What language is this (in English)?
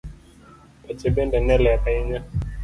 Luo (Kenya and Tanzania)